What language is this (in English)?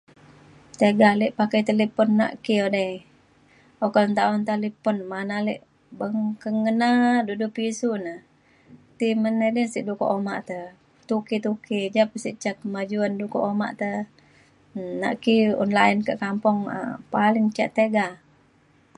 Mainstream Kenyah